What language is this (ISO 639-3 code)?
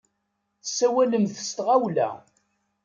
kab